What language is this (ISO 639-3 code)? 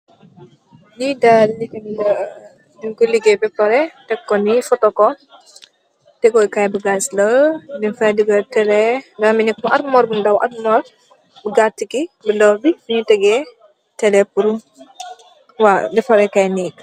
wol